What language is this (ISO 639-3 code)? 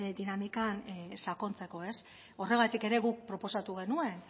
eus